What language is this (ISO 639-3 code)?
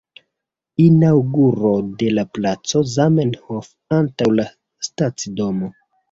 epo